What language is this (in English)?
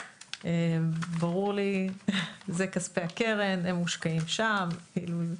Hebrew